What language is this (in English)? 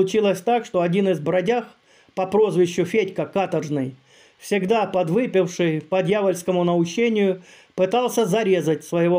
Russian